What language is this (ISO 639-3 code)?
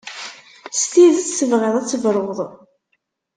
kab